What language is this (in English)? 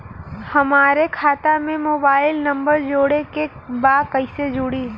Bhojpuri